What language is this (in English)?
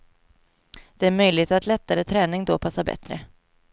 Swedish